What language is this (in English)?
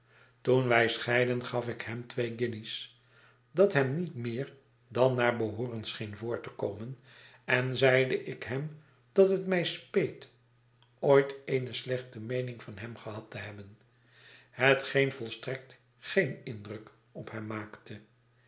Dutch